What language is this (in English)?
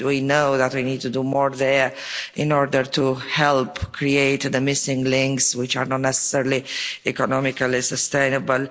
English